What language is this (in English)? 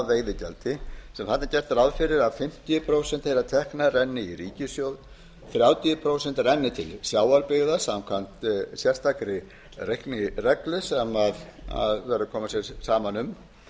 Icelandic